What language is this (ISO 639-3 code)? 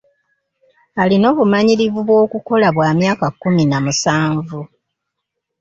lug